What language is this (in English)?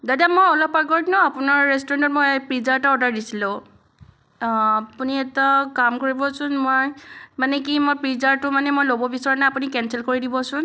Assamese